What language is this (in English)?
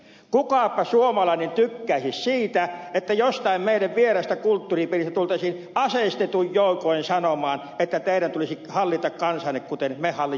Finnish